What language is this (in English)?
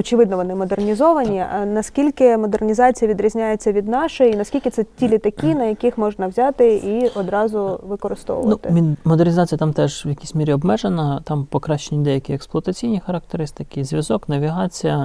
Ukrainian